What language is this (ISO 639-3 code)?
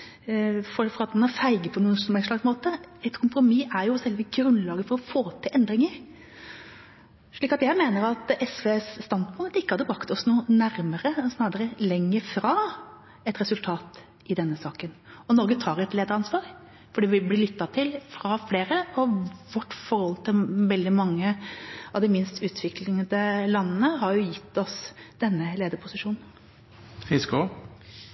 nob